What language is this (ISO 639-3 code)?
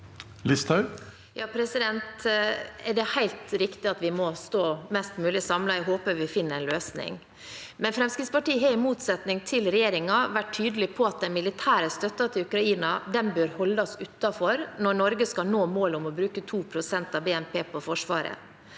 nor